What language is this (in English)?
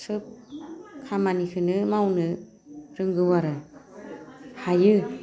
Bodo